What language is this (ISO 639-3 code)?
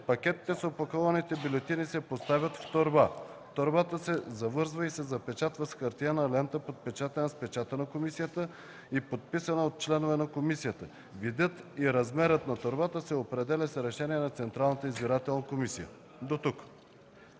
bul